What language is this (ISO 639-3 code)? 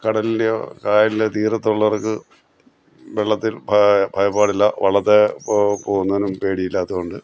mal